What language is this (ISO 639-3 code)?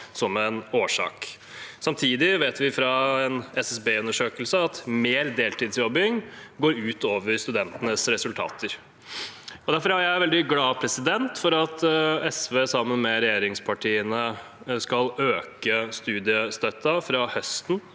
nor